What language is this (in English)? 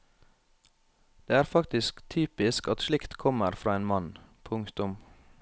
Norwegian